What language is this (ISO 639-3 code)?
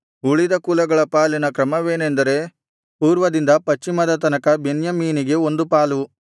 kan